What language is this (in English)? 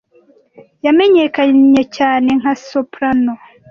Kinyarwanda